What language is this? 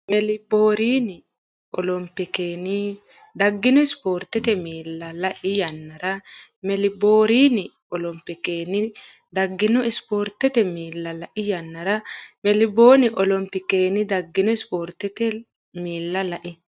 Sidamo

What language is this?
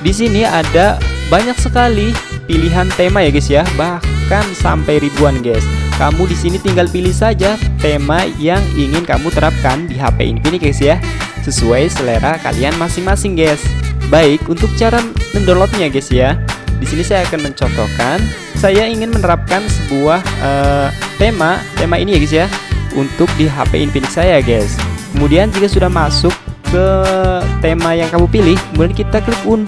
Indonesian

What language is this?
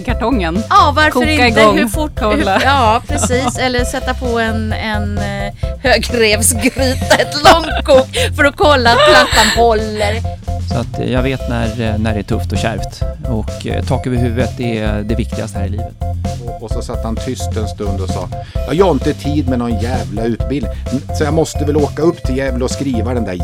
Swedish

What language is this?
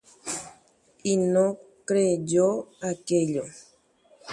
Guarani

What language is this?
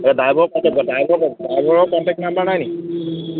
Assamese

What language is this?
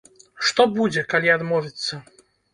Belarusian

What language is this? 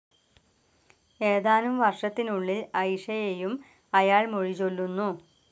Malayalam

